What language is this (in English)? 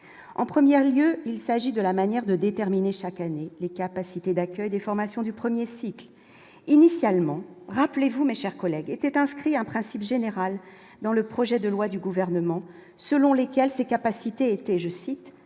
French